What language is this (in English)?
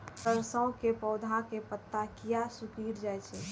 Maithili